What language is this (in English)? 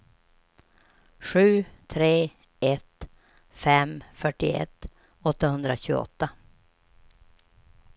Swedish